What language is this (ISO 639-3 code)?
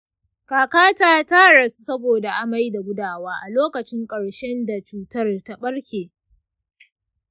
hau